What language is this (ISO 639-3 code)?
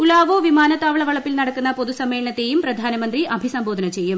mal